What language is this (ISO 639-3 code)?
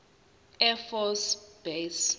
zul